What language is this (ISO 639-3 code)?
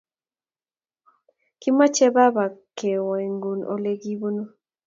kln